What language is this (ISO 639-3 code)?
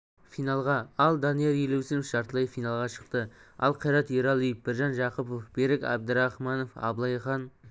kaz